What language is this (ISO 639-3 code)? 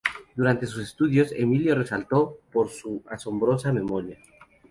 spa